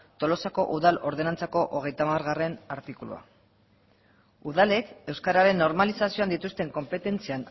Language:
Basque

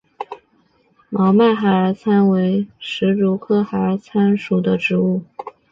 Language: Chinese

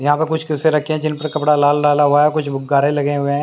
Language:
Hindi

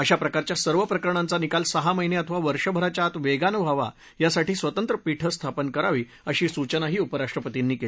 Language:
Marathi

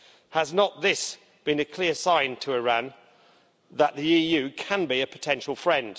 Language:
English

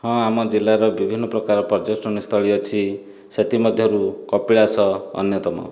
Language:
Odia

